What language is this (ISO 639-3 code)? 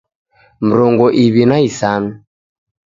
dav